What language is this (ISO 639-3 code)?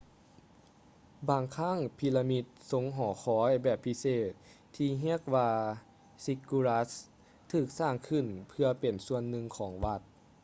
lao